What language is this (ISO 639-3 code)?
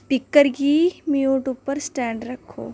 doi